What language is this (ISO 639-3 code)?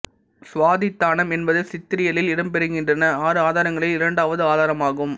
tam